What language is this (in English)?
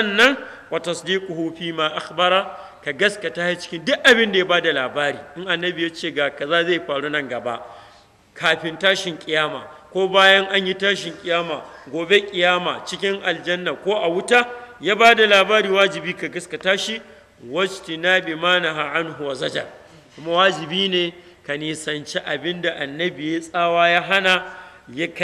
Arabic